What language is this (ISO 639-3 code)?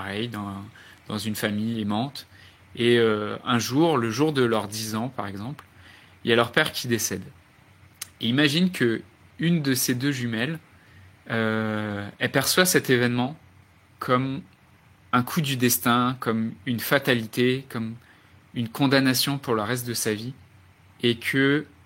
fra